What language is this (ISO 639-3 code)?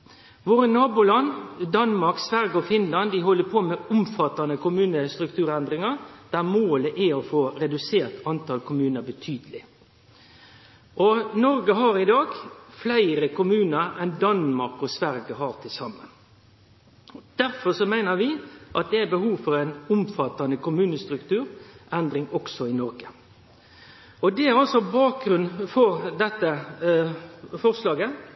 nno